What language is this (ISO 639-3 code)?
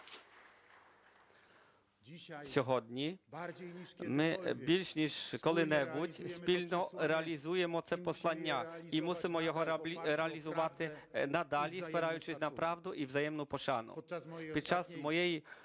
ukr